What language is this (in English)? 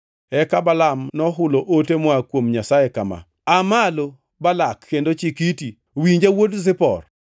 Luo (Kenya and Tanzania)